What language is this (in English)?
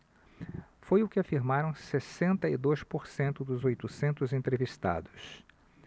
Portuguese